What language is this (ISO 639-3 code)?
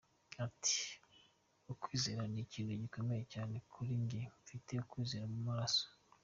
kin